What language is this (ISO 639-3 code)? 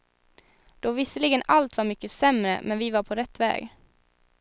swe